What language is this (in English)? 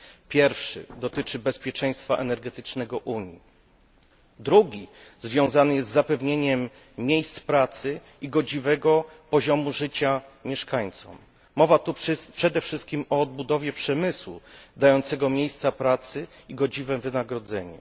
Polish